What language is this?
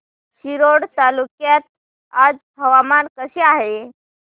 Marathi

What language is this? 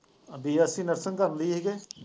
Punjabi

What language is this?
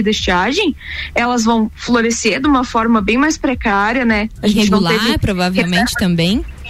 Portuguese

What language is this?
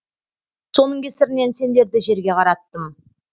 Kazakh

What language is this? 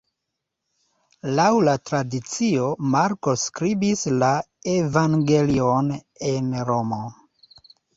Esperanto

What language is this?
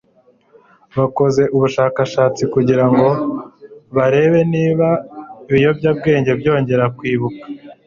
Kinyarwanda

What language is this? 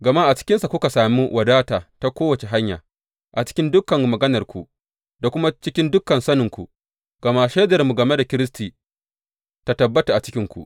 Hausa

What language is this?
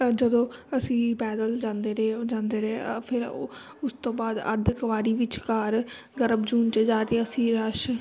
Punjabi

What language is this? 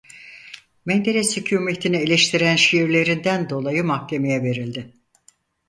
Turkish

